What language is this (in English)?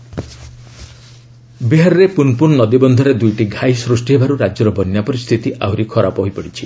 Odia